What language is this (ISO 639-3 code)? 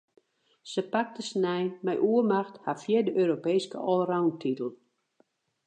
fry